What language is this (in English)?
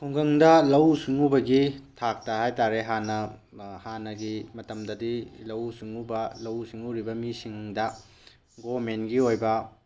Manipuri